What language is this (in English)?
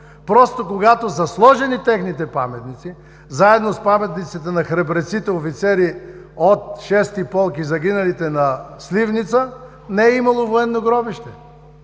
Bulgarian